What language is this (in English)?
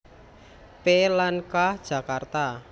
Javanese